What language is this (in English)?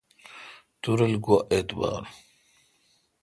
Kalkoti